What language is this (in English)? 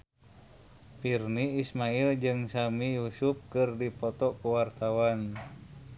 Sundanese